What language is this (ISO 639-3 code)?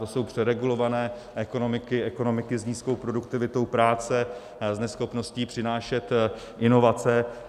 ces